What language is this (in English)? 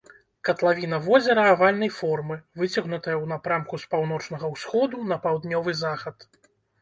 Belarusian